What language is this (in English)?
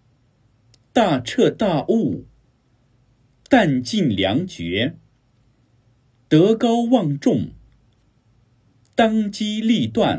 Chinese